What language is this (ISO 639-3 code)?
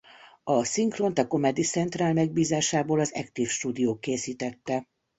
hun